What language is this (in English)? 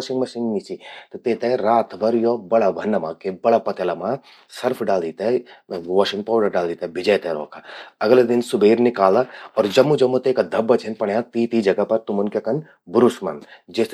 Garhwali